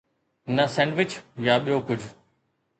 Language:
Sindhi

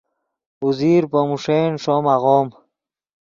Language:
Yidgha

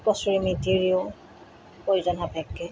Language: Assamese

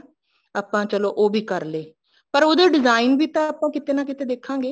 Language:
Punjabi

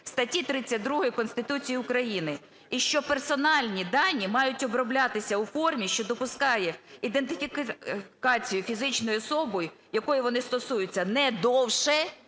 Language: Ukrainian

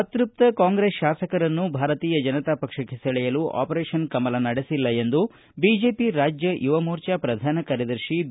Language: Kannada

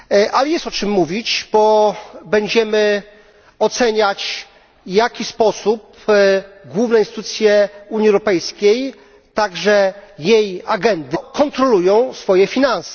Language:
Polish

